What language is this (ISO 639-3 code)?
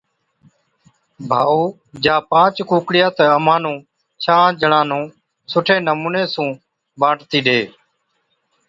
odk